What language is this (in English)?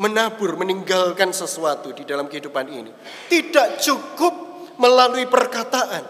Indonesian